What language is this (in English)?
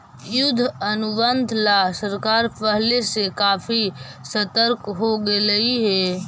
Magahi